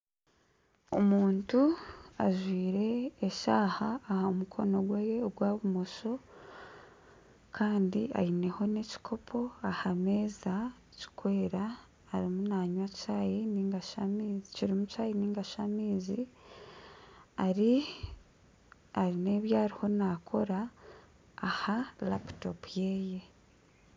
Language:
Nyankole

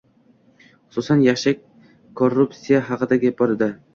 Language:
Uzbek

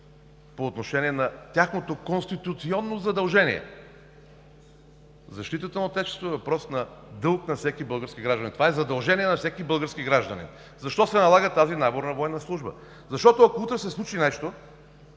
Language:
Bulgarian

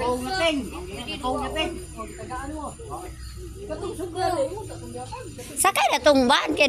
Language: Indonesian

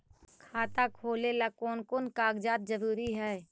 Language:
Magahi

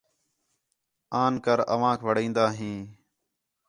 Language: Khetrani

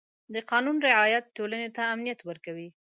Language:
Pashto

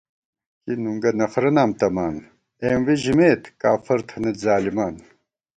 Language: Gawar-Bati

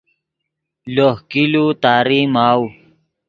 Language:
Yidgha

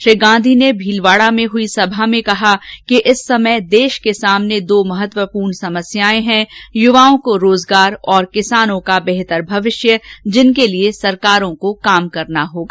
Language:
Hindi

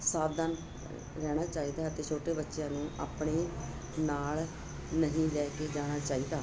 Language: Punjabi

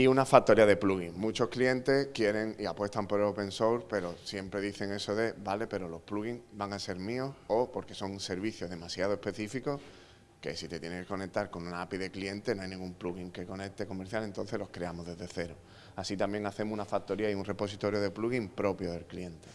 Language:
Spanish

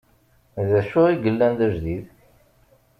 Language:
Kabyle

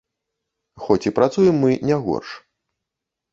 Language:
Belarusian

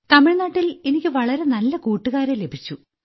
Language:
Malayalam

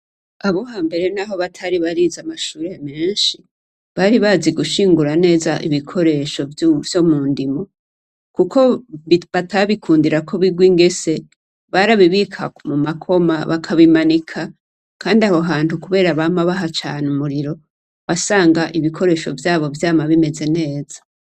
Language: Rundi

